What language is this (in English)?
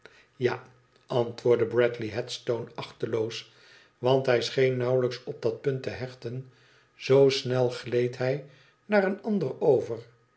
Dutch